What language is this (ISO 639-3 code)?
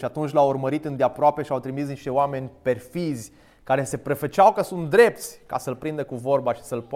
ron